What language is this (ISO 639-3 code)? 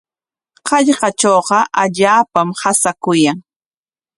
qwa